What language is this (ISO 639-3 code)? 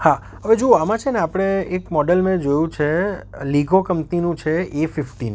guj